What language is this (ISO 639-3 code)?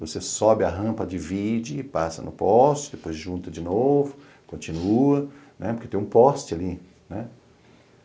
por